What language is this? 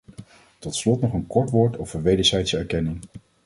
Dutch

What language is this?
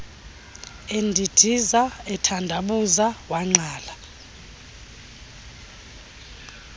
Xhosa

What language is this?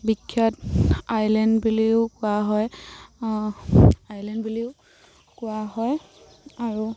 Assamese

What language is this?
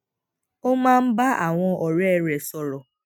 Yoruba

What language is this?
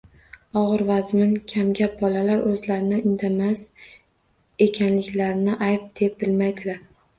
Uzbek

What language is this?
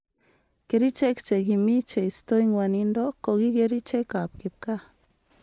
Kalenjin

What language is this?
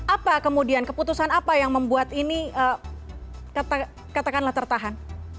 Indonesian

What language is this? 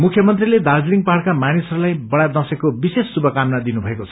Nepali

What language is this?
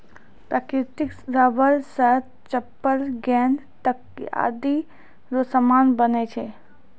Maithili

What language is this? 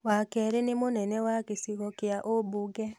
Kikuyu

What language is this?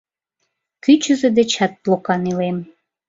Mari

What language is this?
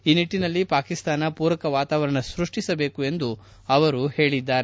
Kannada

